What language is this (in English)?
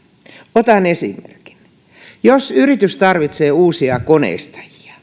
Finnish